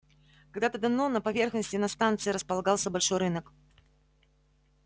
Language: Russian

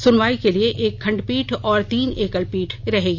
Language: Hindi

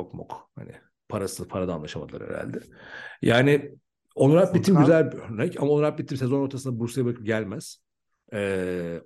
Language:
Turkish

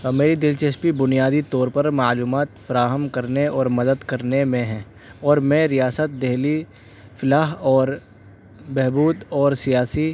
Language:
Urdu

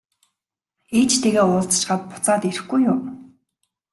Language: Mongolian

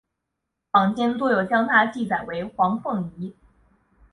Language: Chinese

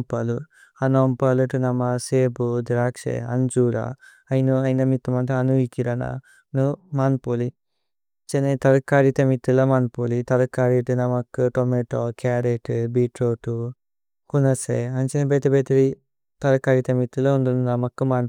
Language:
Tulu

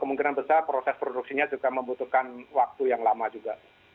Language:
Indonesian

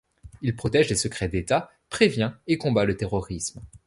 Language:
French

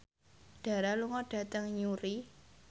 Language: Javanese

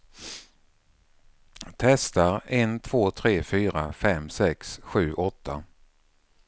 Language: Swedish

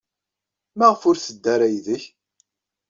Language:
Kabyle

